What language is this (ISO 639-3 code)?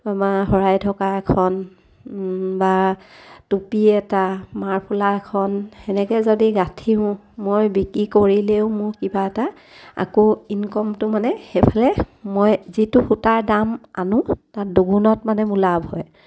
asm